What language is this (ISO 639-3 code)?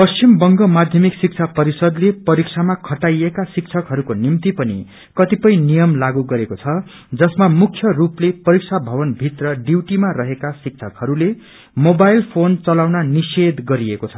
nep